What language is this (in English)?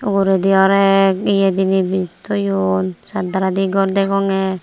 Chakma